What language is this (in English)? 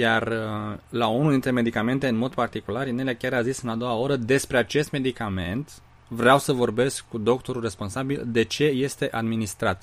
Romanian